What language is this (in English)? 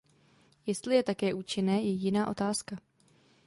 Czech